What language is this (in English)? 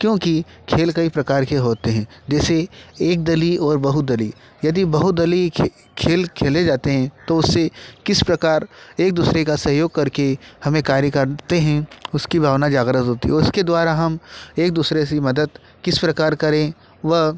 Hindi